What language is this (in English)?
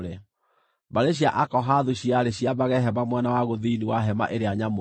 Kikuyu